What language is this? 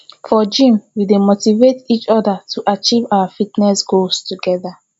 Nigerian Pidgin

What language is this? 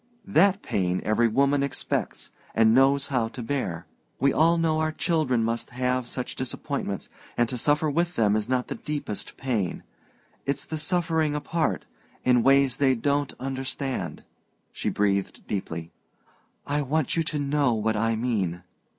English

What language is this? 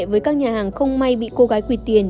Vietnamese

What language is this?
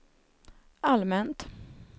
Swedish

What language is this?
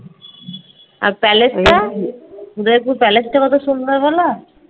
Bangla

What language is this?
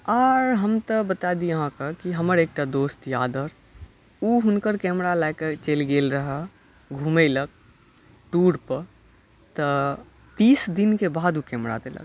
Maithili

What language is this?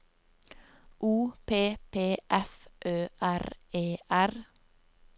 Norwegian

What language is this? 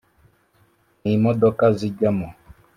Kinyarwanda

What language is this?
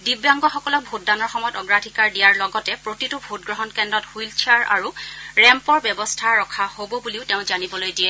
Assamese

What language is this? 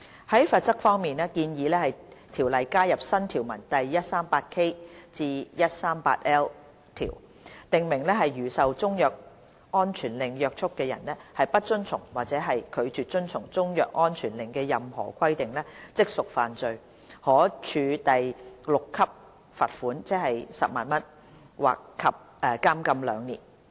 Cantonese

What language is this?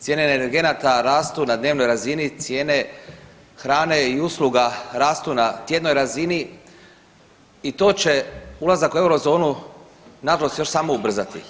Croatian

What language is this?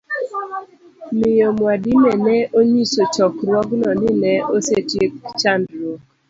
Luo (Kenya and Tanzania)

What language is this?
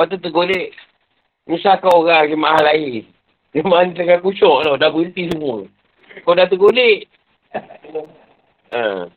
Malay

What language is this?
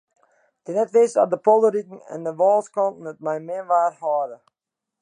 Western Frisian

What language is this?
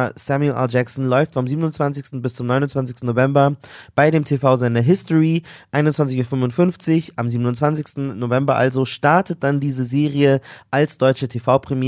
German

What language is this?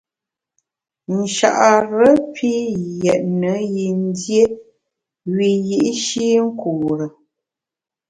Bamun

